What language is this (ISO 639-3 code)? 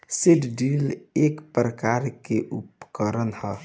bho